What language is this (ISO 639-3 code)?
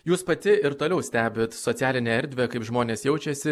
lit